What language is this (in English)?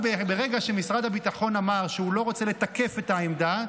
Hebrew